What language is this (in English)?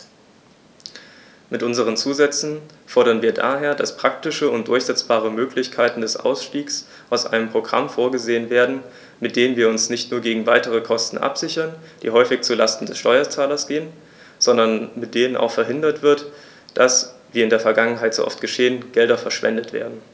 German